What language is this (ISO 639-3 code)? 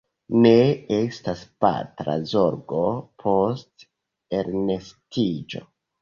epo